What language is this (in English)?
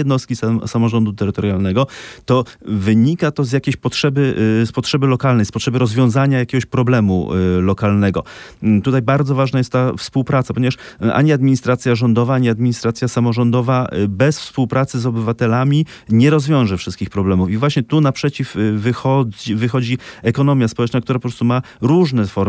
Polish